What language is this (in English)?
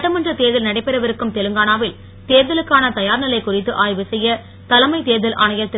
Tamil